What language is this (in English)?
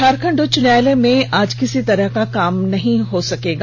Hindi